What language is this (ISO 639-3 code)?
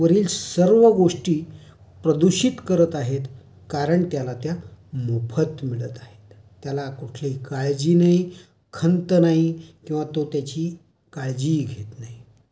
mar